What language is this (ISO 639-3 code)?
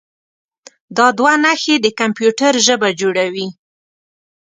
pus